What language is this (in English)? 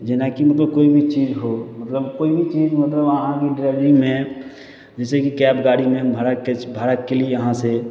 Maithili